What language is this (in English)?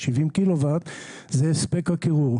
Hebrew